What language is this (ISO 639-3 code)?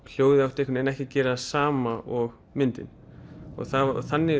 isl